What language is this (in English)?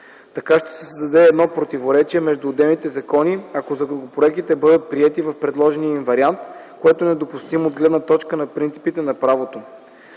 Bulgarian